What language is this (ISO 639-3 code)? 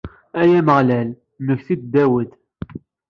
kab